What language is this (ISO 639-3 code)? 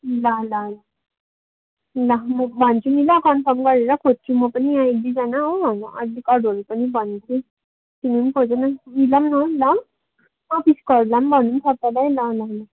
nep